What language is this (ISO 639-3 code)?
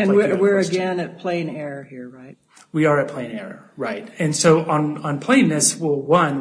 eng